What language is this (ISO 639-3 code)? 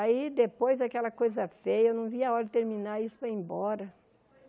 por